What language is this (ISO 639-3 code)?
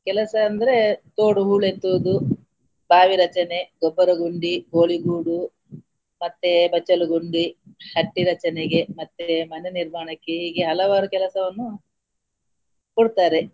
kan